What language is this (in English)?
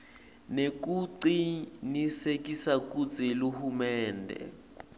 Swati